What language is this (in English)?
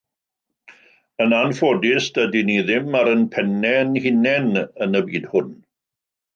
Welsh